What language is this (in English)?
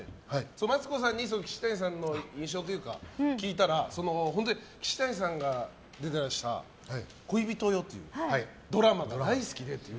Japanese